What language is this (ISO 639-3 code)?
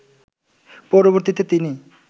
ben